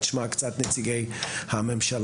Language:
Hebrew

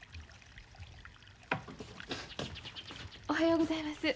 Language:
Japanese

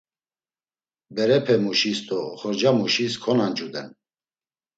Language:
Laz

